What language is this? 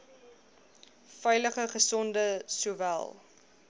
Afrikaans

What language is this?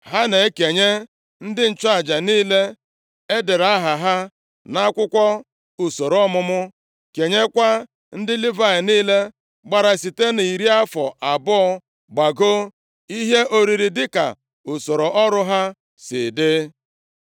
Igbo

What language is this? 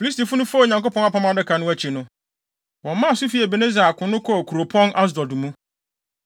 Akan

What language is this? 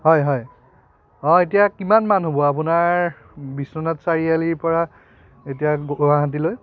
Assamese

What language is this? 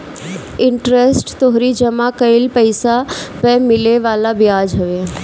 Bhojpuri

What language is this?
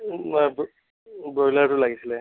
Assamese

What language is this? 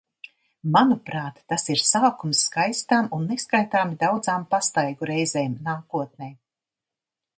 Latvian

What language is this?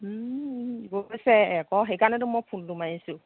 Assamese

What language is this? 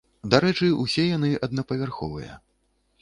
Belarusian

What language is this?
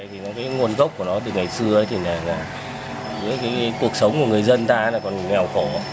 Vietnamese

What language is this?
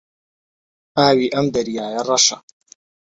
Central Kurdish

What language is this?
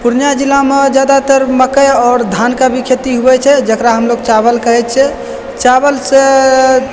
Maithili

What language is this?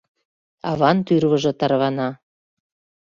Mari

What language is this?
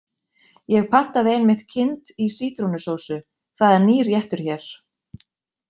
Icelandic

